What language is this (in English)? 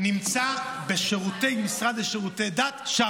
Hebrew